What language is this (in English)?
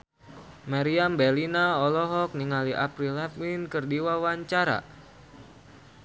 Sundanese